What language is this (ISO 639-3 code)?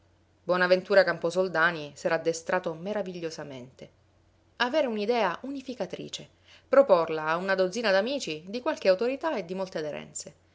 ita